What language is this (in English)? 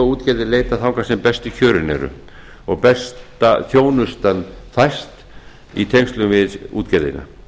Icelandic